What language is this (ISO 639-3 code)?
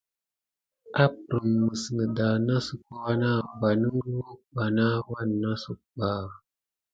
gid